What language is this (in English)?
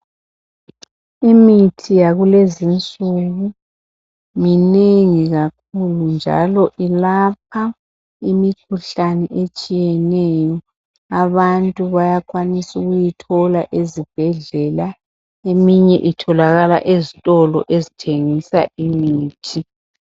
North Ndebele